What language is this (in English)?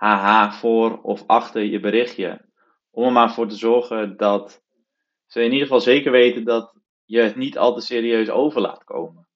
Dutch